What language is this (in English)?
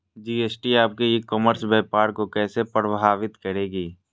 Magahi